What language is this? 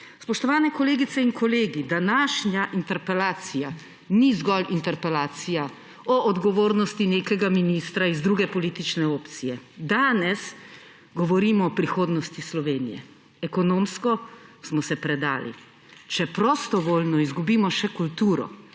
Slovenian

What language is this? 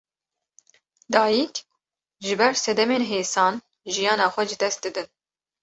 Kurdish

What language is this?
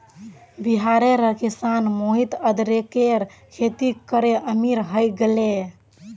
Magahi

